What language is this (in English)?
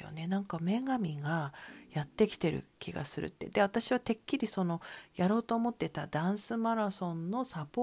Japanese